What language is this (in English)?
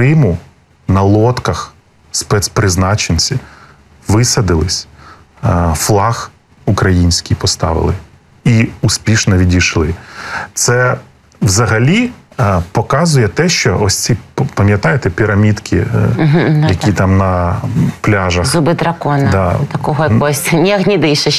Ukrainian